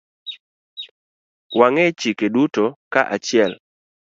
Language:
Luo (Kenya and Tanzania)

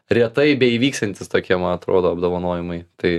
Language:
Lithuanian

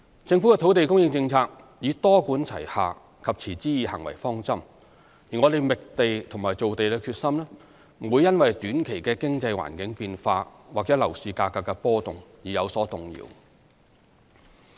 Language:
Cantonese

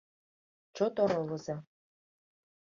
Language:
Mari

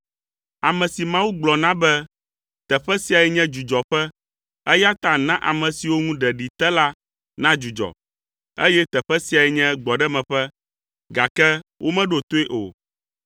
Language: Ewe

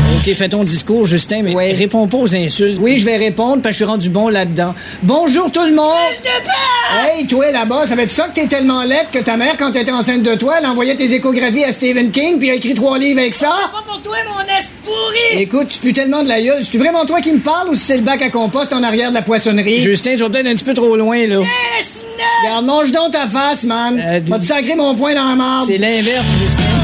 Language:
French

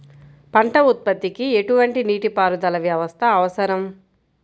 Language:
Telugu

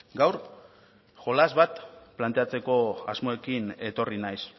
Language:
Basque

